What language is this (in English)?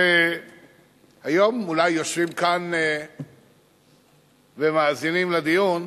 Hebrew